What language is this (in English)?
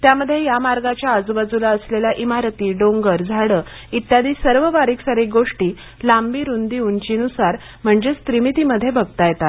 Marathi